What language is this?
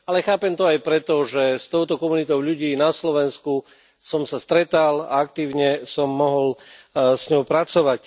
Slovak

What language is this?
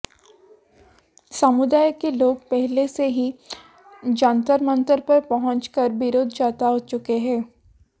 Hindi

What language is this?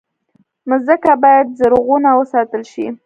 Pashto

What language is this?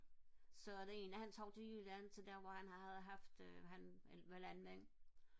Danish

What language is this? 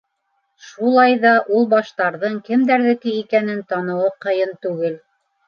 Bashkir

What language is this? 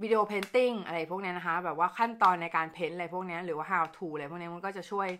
Thai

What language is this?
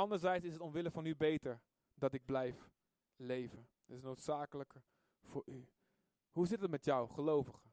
Dutch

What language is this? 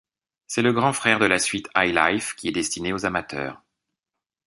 French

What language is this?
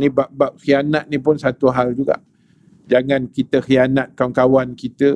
Malay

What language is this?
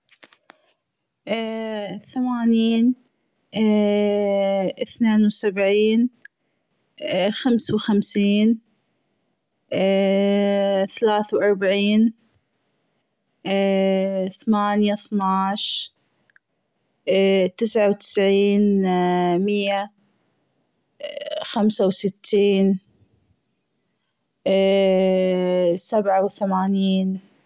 Gulf Arabic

